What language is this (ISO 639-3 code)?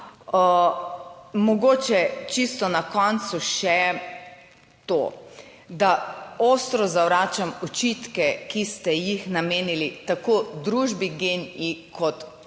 slv